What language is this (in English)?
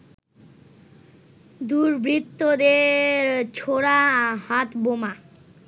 Bangla